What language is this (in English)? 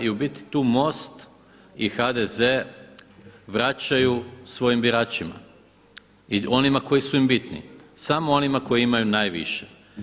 Croatian